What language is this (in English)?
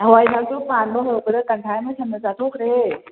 Manipuri